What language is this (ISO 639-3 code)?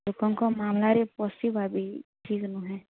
ori